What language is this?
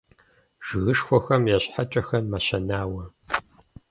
Kabardian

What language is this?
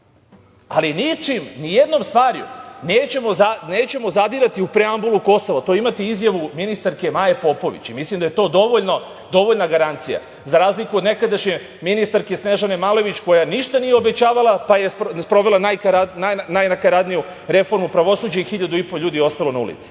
Serbian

